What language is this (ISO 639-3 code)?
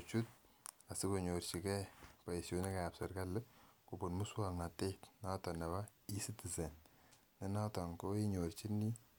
kln